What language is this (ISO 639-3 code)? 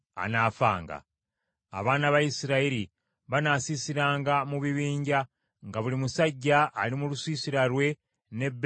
lug